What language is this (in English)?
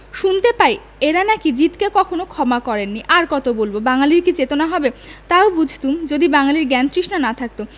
Bangla